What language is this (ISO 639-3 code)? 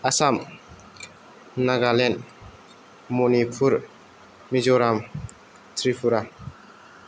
brx